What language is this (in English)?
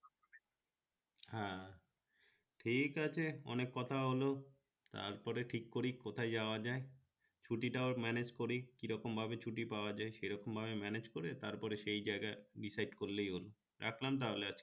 Bangla